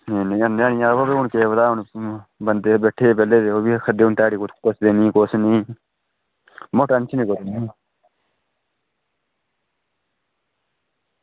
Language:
Dogri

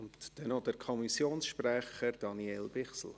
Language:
Swiss German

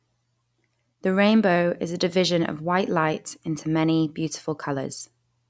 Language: English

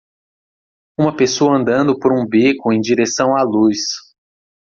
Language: Portuguese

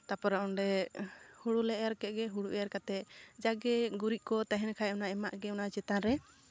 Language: Santali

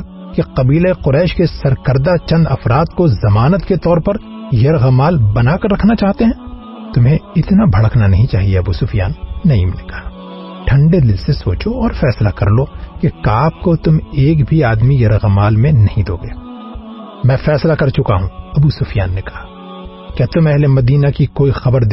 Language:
Urdu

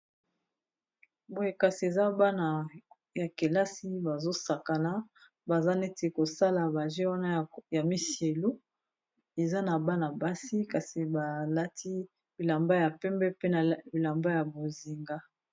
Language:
Lingala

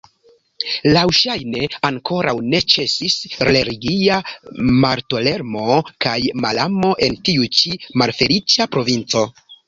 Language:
Esperanto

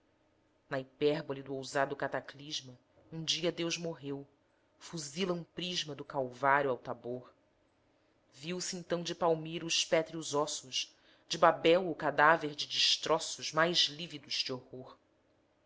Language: Portuguese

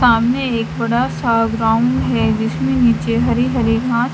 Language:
Hindi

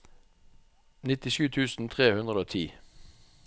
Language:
Norwegian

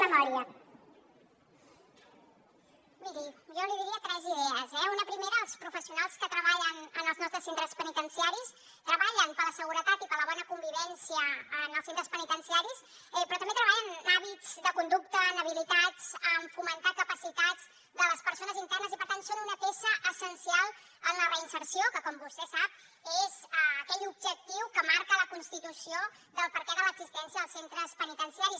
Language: Catalan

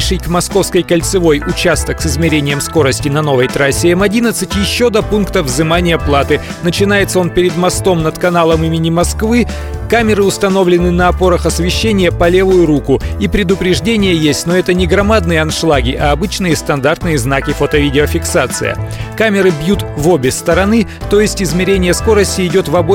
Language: Russian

